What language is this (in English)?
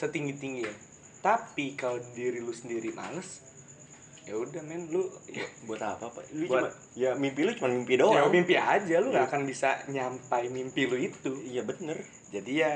Indonesian